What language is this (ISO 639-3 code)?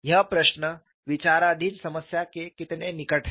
hin